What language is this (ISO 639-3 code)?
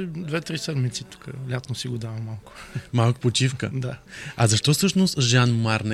bul